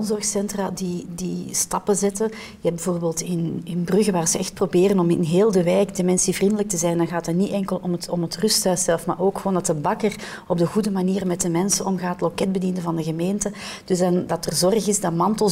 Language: Dutch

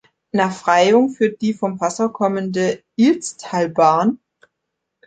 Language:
German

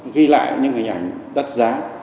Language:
Vietnamese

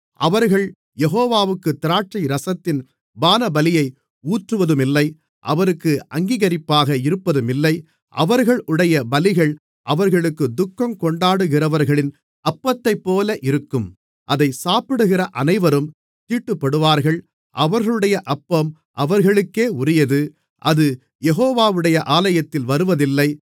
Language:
Tamil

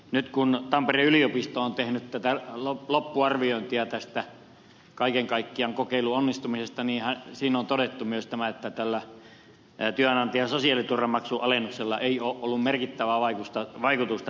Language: Finnish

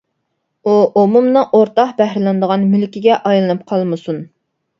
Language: Uyghur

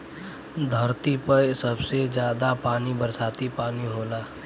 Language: Bhojpuri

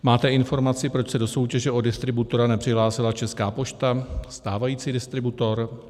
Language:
Czech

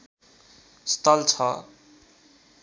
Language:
Nepali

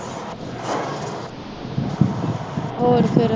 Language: Punjabi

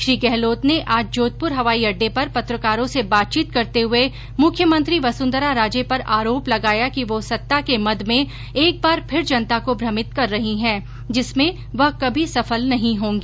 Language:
Hindi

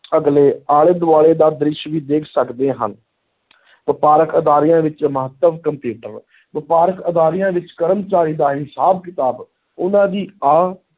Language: Punjabi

